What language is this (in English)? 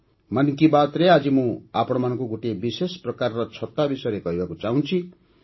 Odia